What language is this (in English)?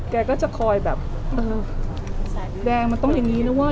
Thai